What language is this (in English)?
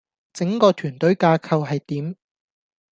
Cantonese